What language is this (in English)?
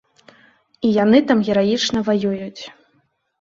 Belarusian